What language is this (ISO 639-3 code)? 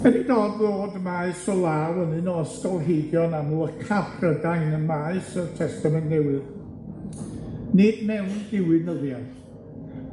cym